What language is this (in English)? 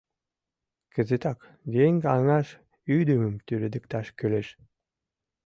Mari